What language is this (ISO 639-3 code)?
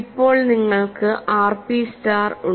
mal